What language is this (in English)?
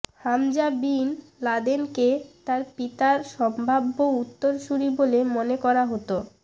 Bangla